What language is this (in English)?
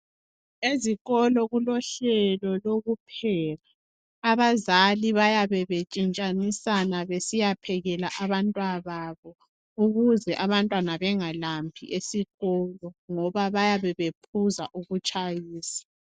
North Ndebele